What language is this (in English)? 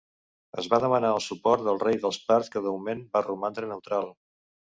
Catalan